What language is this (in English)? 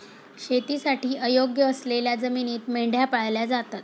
Marathi